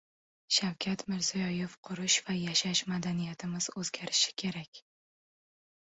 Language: Uzbek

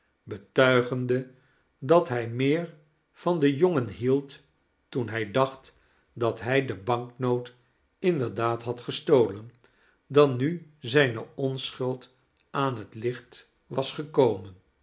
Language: Dutch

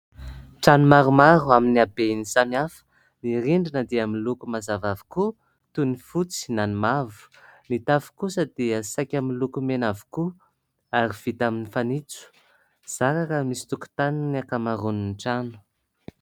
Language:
Malagasy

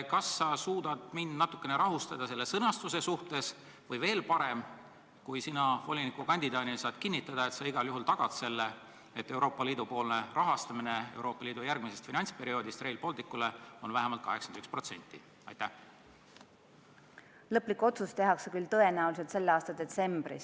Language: Estonian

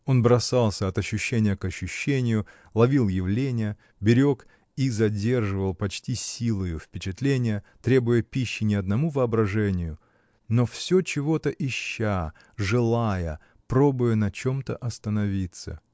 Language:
Russian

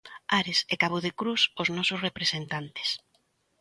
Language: Galician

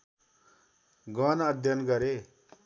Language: Nepali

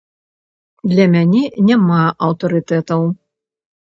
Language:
Belarusian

